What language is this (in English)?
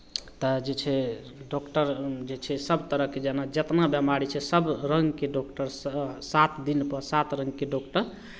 Maithili